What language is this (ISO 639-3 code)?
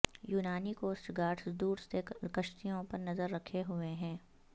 urd